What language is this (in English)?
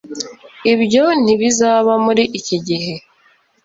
Kinyarwanda